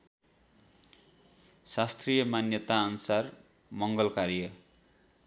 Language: Nepali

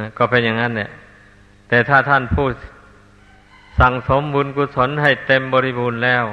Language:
Thai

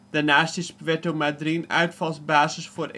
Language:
Dutch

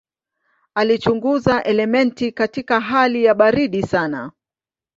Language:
Swahili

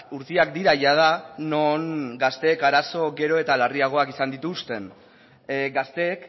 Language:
Basque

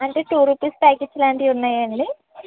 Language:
Telugu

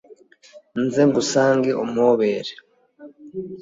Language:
Kinyarwanda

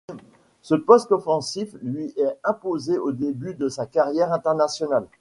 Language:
French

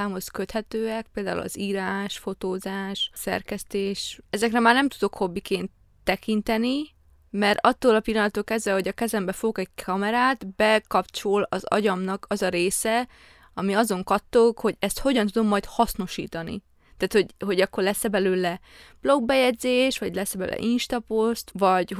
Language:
Hungarian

